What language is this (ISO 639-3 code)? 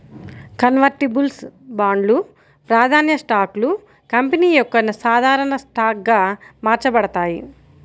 tel